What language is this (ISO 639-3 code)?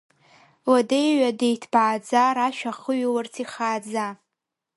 abk